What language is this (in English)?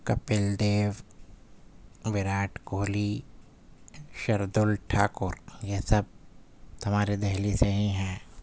Urdu